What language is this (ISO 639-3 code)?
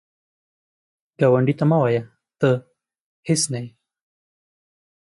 pus